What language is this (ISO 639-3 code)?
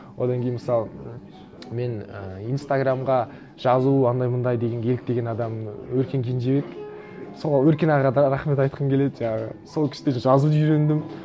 kaz